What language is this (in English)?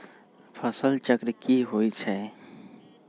Magahi